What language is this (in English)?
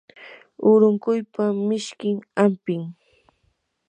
Yanahuanca Pasco Quechua